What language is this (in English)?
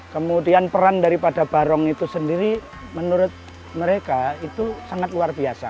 Indonesian